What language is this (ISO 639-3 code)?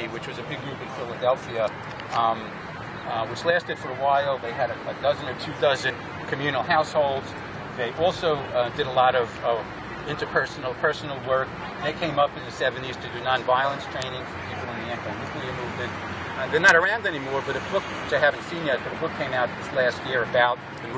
eng